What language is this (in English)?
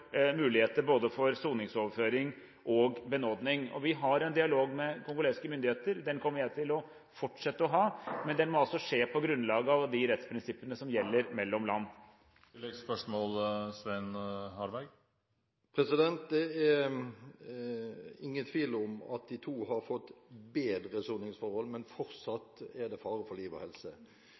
Norwegian Bokmål